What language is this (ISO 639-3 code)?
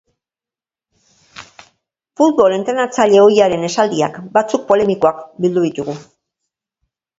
eus